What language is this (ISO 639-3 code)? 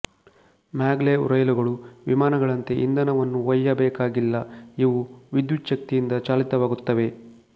kan